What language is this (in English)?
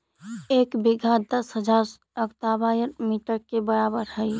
Magahi